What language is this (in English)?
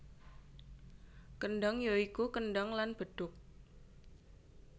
Javanese